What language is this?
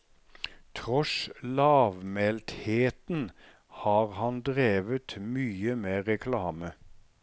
Norwegian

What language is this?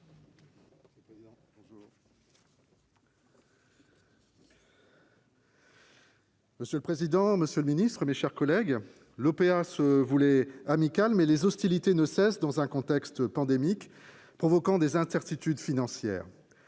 French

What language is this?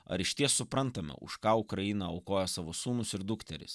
Lithuanian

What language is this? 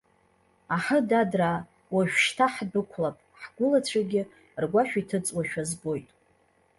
Abkhazian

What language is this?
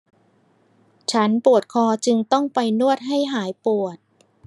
Thai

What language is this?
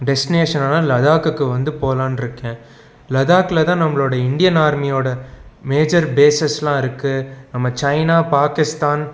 Tamil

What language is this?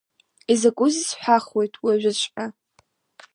Abkhazian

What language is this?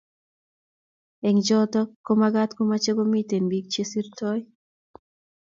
Kalenjin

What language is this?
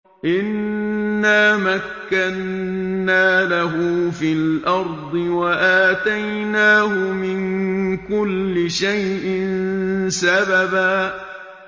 Arabic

